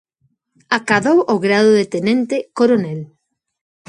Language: Galician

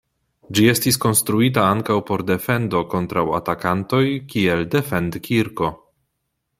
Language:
Esperanto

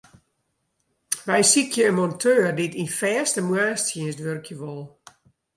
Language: Western Frisian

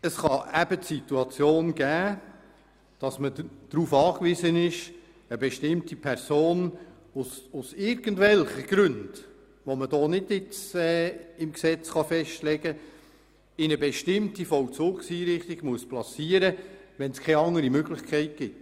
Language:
Swiss German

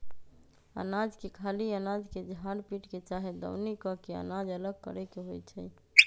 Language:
Magahi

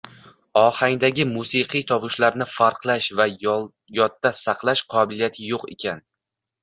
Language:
Uzbek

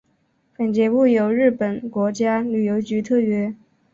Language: Chinese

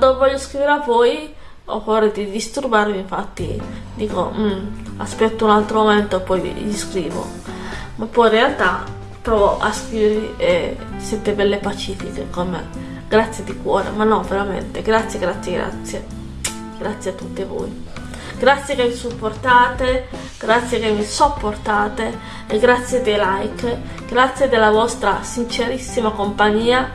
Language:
Italian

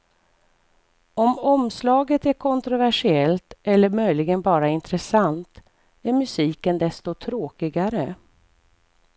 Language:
Swedish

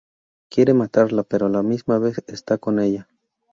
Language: Spanish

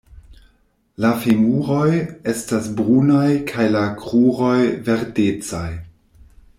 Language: Esperanto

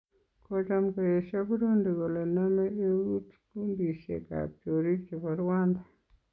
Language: Kalenjin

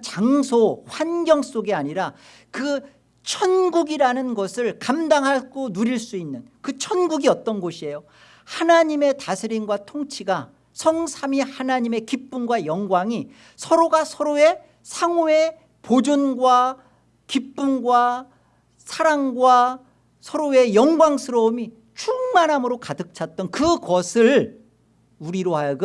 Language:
Korean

